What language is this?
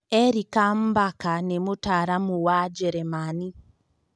Kikuyu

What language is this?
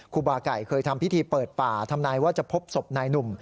Thai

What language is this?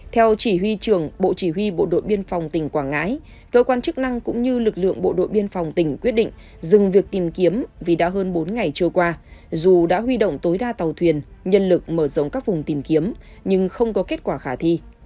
Vietnamese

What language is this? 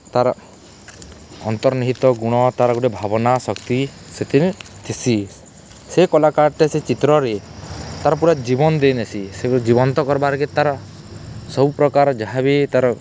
Odia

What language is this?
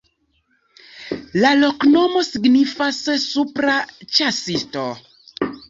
Esperanto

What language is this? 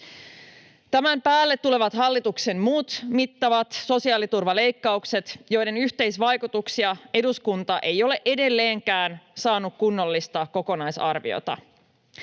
Finnish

